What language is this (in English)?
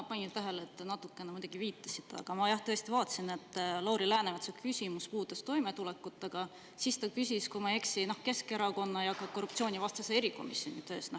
Estonian